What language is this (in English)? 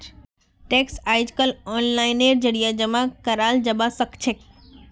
Magahi